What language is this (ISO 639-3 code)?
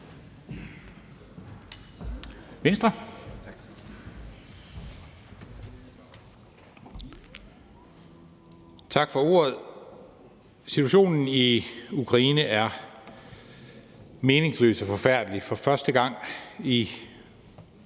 dan